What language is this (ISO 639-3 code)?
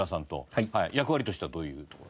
jpn